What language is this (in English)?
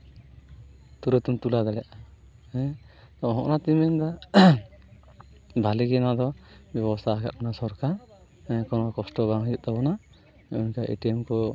Santali